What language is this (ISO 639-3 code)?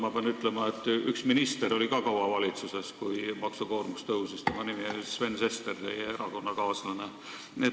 est